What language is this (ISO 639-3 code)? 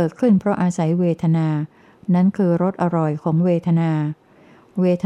tha